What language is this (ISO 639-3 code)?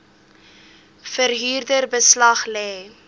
afr